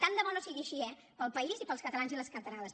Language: Catalan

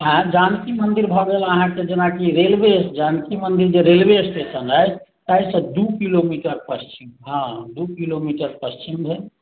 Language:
Maithili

